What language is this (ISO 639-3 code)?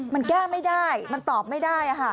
tha